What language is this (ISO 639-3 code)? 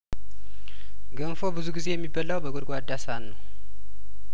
amh